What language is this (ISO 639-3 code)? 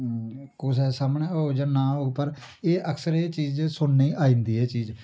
doi